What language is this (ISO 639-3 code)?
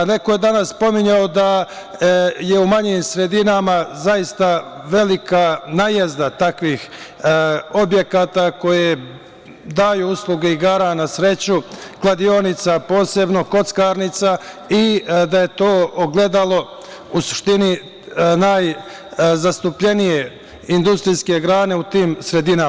srp